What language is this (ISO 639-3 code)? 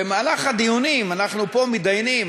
heb